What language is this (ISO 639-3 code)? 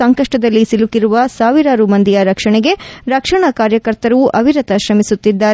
kan